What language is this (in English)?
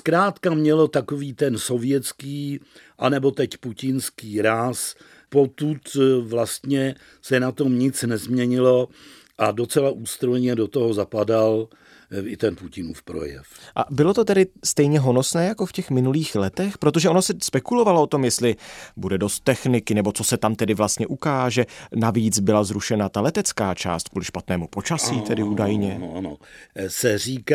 Czech